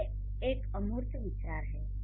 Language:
Hindi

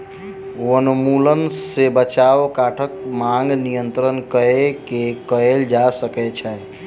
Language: Maithili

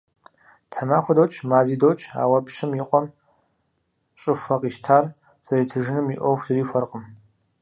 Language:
Kabardian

